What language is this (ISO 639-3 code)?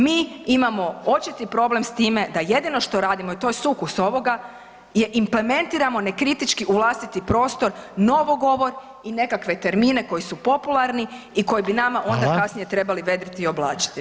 hrv